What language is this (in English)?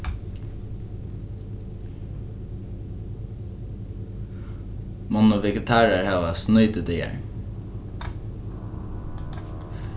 Faroese